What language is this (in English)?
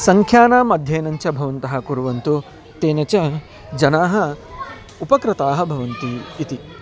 Sanskrit